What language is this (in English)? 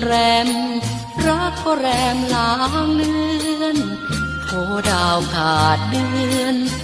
Thai